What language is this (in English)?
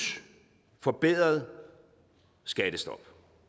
Danish